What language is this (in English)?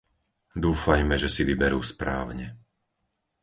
Slovak